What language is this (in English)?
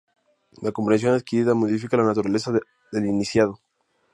Spanish